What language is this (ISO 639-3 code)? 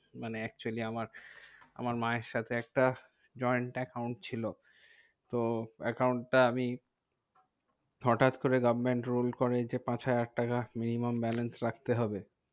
ben